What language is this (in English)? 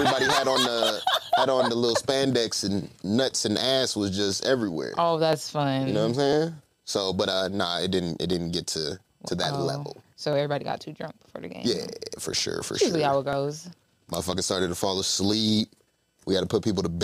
English